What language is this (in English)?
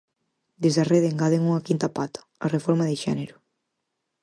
Galician